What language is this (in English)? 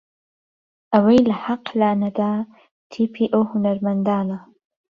Central Kurdish